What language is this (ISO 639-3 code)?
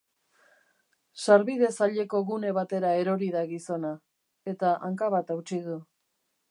eus